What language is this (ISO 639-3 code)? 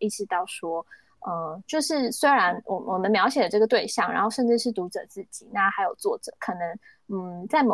zho